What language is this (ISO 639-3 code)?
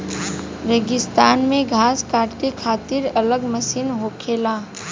bho